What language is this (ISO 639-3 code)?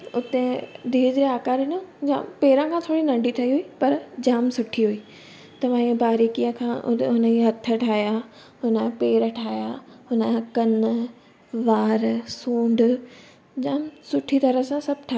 snd